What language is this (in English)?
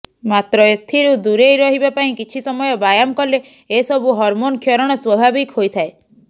Odia